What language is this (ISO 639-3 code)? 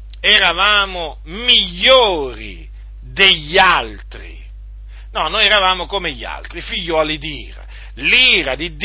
ita